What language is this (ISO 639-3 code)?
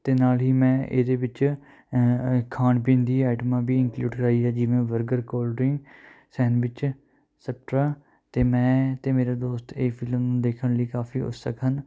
pan